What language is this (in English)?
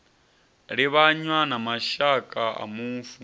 Venda